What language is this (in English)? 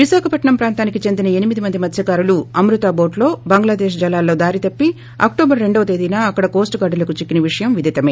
Telugu